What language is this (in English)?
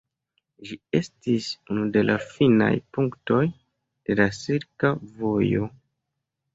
Esperanto